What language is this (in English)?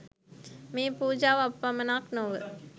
Sinhala